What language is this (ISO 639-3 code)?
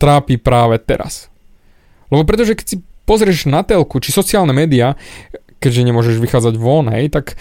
slk